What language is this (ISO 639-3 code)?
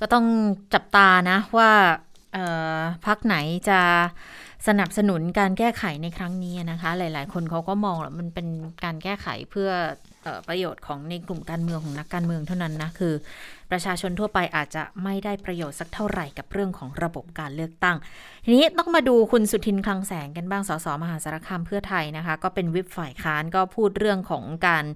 tha